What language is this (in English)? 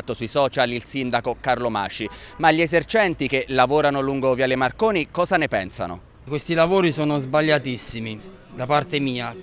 Italian